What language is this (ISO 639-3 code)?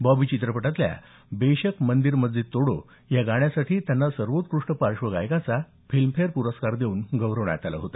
mar